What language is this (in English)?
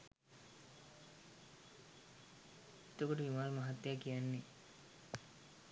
Sinhala